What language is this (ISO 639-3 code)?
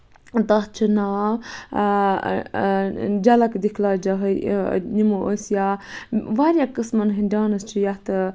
kas